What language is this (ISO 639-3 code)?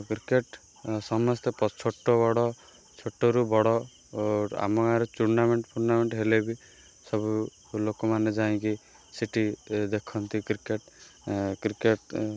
ori